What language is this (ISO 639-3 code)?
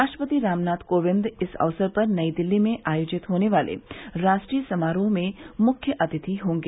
hin